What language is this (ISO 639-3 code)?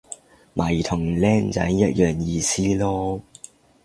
yue